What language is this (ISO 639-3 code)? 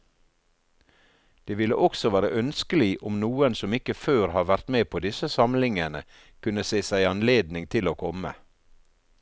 nor